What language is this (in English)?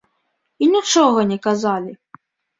Belarusian